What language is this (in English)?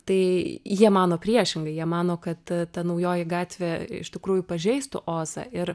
Lithuanian